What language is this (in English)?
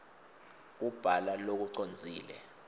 Swati